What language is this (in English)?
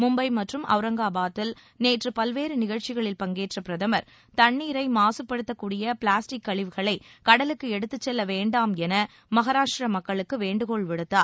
Tamil